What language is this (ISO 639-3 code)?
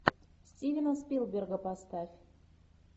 rus